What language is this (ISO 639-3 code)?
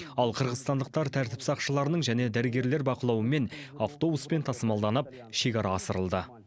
kaz